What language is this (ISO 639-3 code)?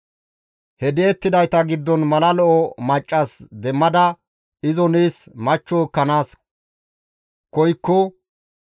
gmv